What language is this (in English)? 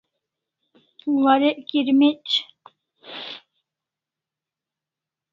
Kalasha